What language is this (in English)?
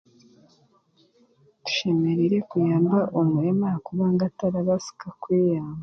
Chiga